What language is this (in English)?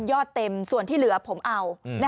Thai